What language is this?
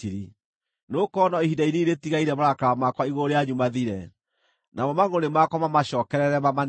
Kikuyu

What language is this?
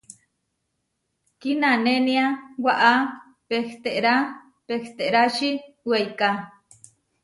Huarijio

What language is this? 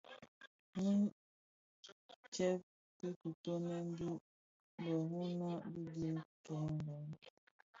Bafia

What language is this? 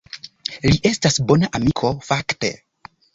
Esperanto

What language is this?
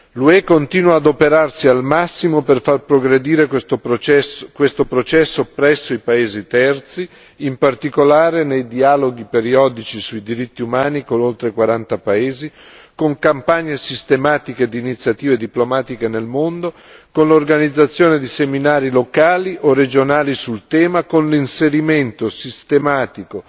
Italian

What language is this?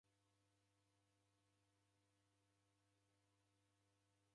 Taita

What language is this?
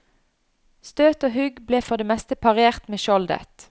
Norwegian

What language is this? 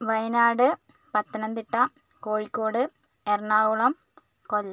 Malayalam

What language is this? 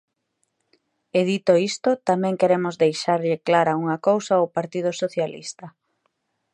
Galician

